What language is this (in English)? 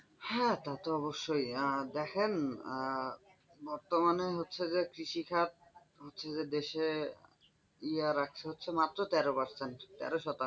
Bangla